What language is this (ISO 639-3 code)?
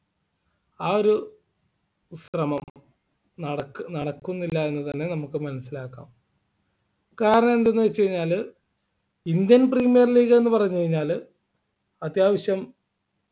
mal